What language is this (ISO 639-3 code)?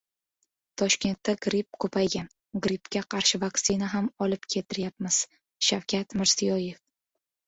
uzb